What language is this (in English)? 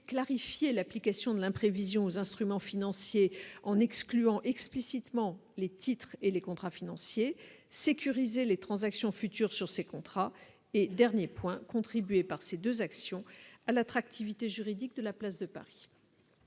French